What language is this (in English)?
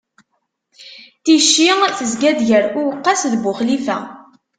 Kabyle